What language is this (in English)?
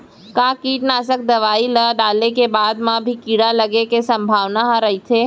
Chhattisgarhi